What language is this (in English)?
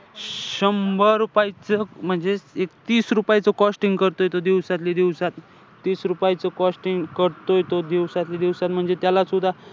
Marathi